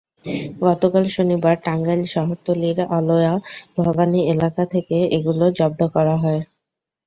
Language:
Bangla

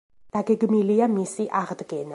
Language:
Georgian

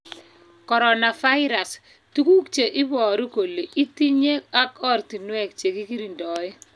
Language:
Kalenjin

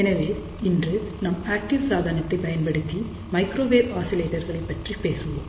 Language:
Tamil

